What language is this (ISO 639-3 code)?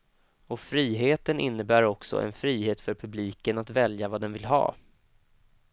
swe